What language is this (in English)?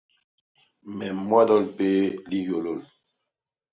Basaa